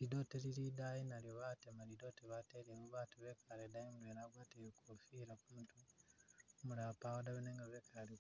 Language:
Masaaba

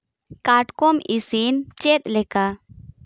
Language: Santali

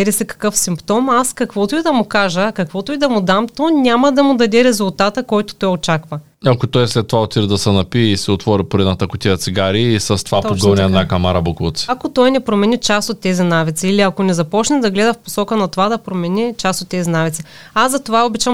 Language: Bulgarian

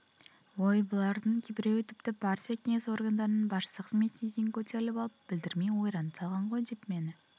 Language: Kazakh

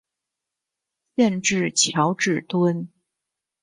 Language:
Chinese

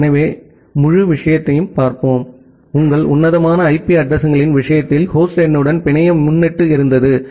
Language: Tamil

